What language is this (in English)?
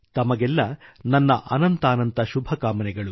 Kannada